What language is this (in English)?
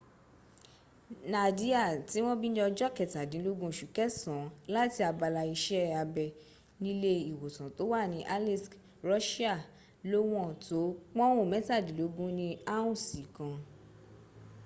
Yoruba